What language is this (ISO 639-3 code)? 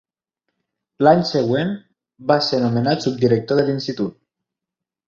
cat